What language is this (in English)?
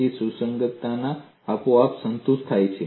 Gujarati